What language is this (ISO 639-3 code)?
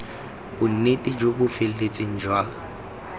tsn